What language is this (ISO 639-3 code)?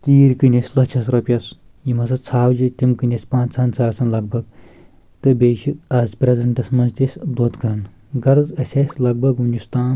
kas